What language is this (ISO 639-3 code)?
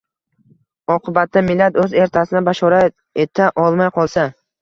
uzb